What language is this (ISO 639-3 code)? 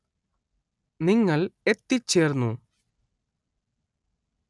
mal